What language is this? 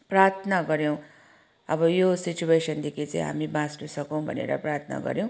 Nepali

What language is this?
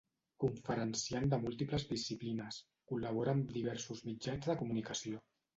Catalan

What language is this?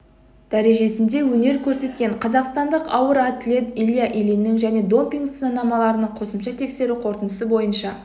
Kazakh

